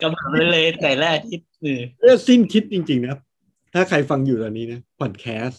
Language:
Thai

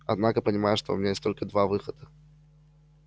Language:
Russian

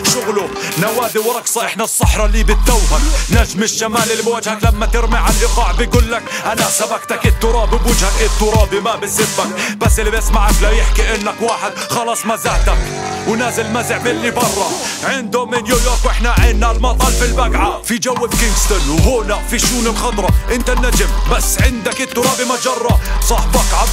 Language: Arabic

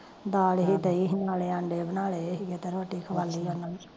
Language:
Punjabi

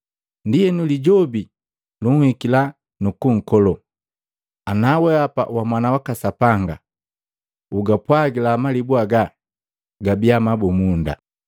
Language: Matengo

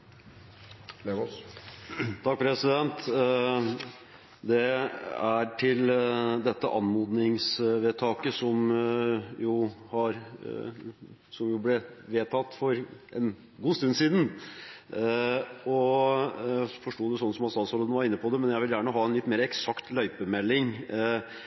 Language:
Norwegian Bokmål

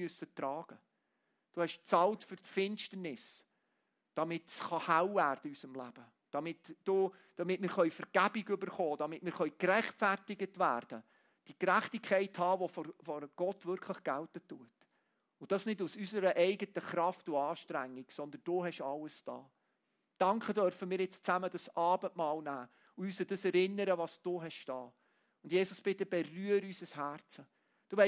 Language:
German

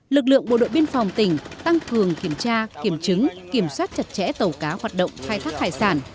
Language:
Vietnamese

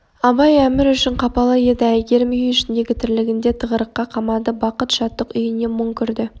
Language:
Kazakh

